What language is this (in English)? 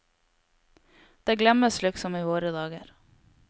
Norwegian